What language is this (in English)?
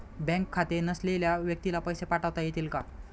Marathi